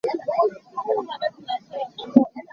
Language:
Hakha Chin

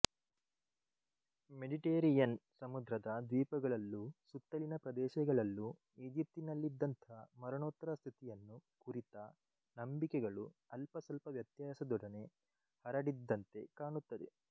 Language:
Kannada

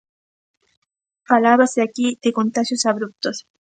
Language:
Galician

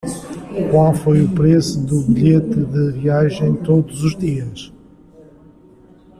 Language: Portuguese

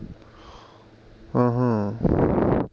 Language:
Punjabi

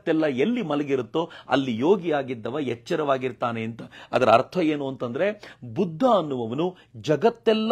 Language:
Kannada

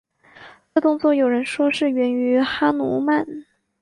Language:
Chinese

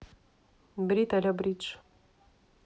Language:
Russian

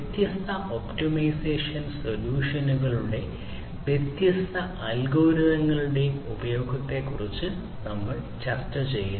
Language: Malayalam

